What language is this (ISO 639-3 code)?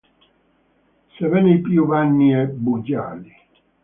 ita